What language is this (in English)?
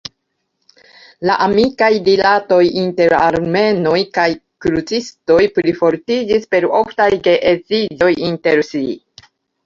Esperanto